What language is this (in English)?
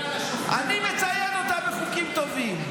Hebrew